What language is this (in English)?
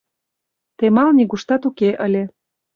Mari